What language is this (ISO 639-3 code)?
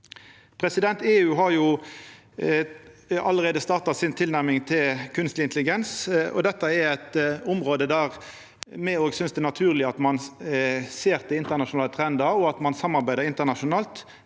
nor